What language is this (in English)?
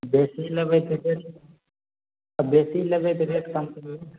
Maithili